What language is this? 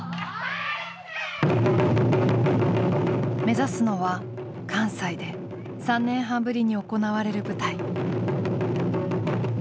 Japanese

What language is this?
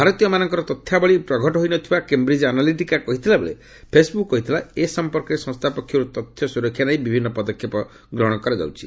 Odia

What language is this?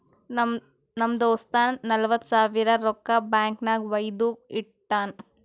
Kannada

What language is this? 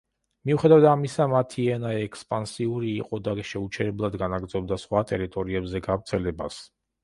Georgian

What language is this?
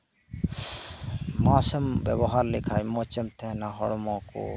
Santali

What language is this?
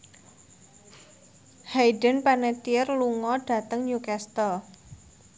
Javanese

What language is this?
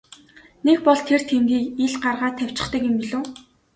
Mongolian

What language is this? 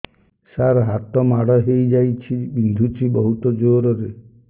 Odia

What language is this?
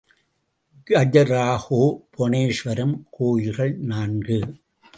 Tamil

